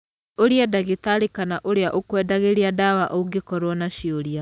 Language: Kikuyu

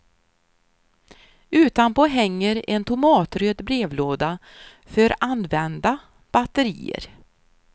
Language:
Swedish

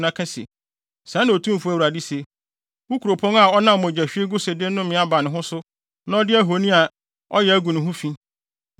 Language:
Akan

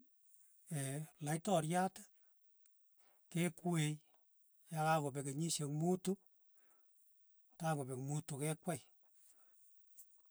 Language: Tugen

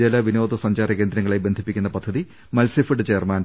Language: Malayalam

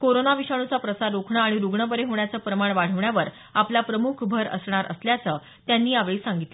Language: Marathi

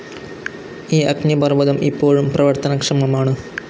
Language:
Malayalam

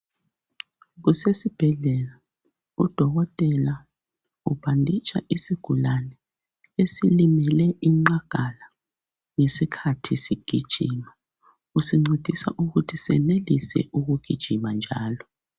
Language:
North Ndebele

